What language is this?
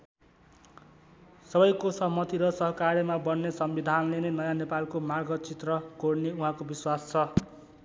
Nepali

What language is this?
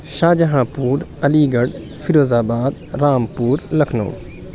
Urdu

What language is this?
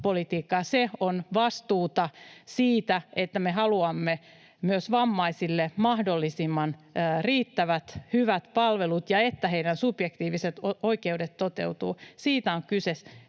Finnish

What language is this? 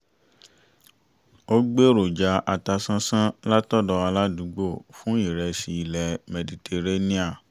Yoruba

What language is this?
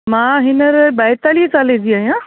Sindhi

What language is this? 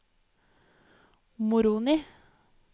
Norwegian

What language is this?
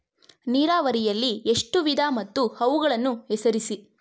Kannada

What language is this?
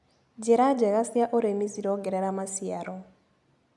Kikuyu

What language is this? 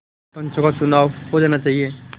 Hindi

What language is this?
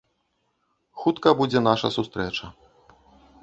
Belarusian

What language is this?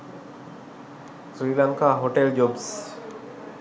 Sinhala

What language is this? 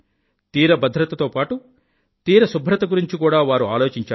Telugu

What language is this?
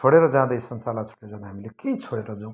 Nepali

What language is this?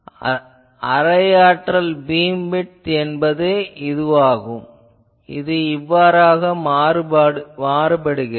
Tamil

